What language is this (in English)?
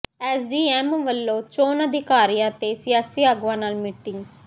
Punjabi